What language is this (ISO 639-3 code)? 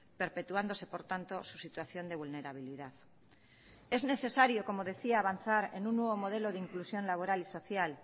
spa